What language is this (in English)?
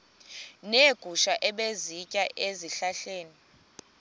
Xhosa